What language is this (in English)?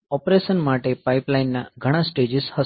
Gujarati